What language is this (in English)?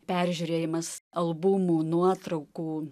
Lithuanian